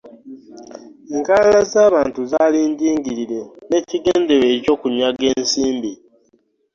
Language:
Ganda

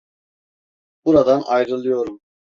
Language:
Turkish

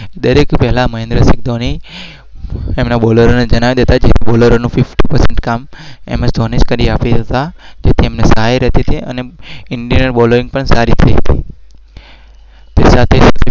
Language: Gujarati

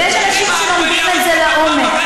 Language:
Hebrew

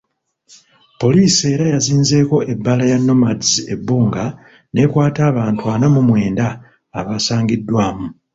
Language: Ganda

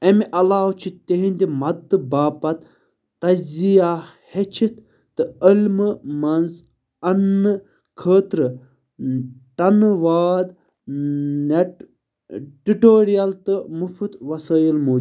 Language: Kashmiri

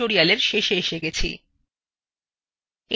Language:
Bangla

